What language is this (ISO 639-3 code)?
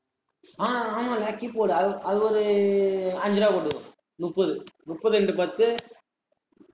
tam